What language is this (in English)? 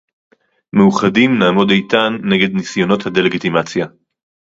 Hebrew